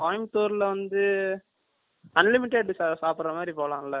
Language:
Tamil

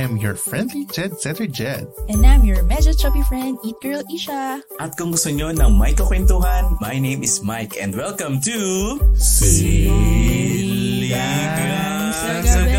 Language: Filipino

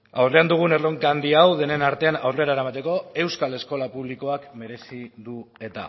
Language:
Basque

